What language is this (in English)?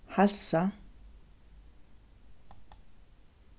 Faroese